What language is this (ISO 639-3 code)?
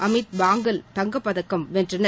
tam